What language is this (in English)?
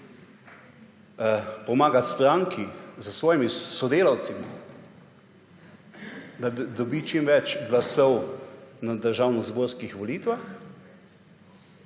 Slovenian